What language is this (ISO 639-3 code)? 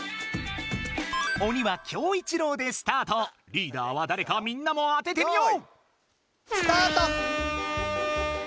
jpn